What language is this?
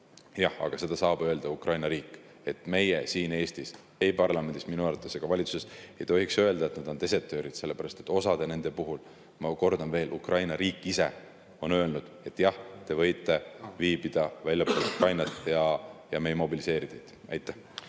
Estonian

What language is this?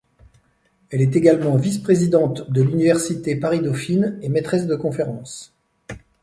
French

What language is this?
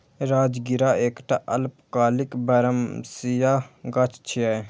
Maithili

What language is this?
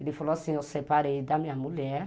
Portuguese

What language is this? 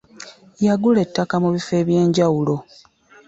Ganda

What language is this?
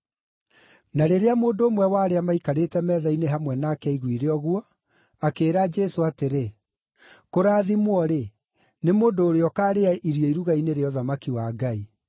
Kikuyu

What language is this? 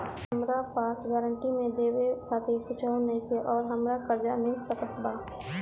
Bhojpuri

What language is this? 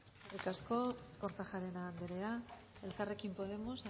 Basque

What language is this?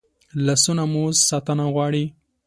Pashto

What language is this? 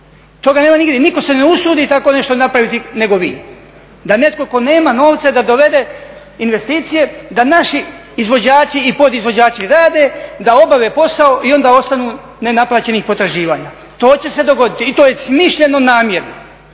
Croatian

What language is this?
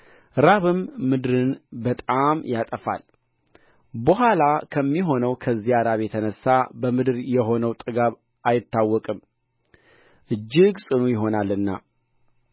Amharic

